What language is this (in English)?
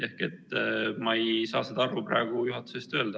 Estonian